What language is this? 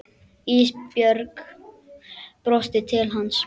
Icelandic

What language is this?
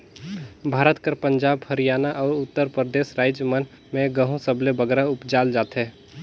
Chhattisgarhi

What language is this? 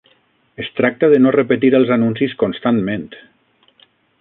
Catalan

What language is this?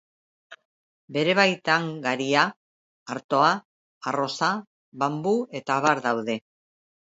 Basque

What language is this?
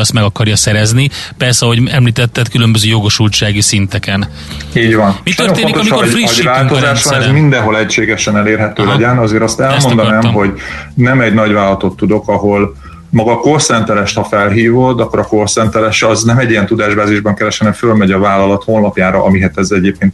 Hungarian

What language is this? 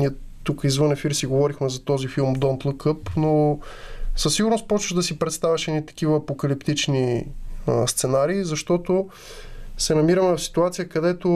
Bulgarian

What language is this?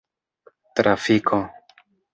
Esperanto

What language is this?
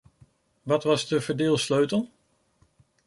Dutch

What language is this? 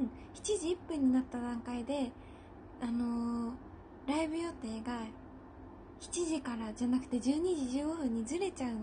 Japanese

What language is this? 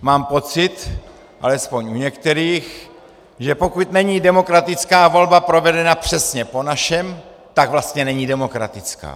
Czech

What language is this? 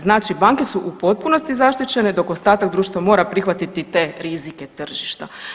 Croatian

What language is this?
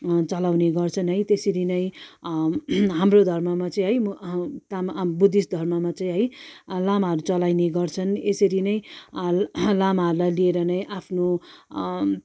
Nepali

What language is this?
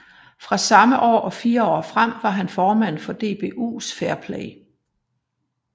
Danish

